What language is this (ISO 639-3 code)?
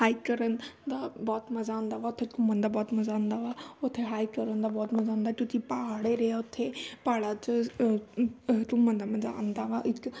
pan